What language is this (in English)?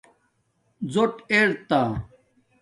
Domaaki